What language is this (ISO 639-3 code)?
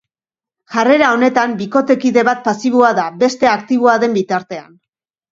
eus